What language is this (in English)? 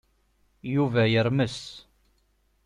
Kabyle